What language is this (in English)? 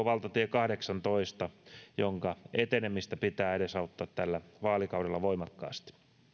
Finnish